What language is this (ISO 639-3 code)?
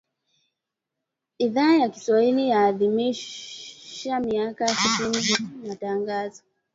swa